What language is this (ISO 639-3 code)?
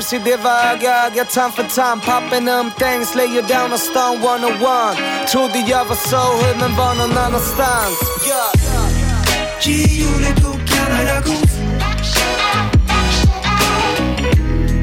swe